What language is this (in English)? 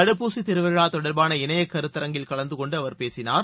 Tamil